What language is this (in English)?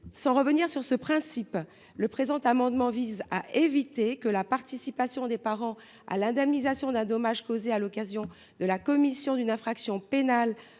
French